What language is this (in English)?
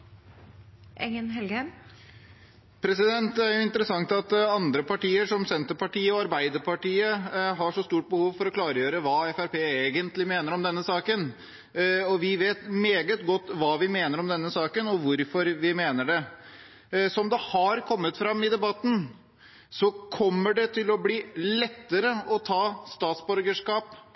Norwegian Bokmål